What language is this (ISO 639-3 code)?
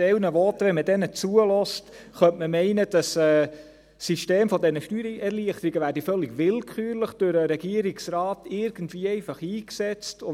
gsw